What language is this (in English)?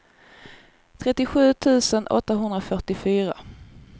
Swedish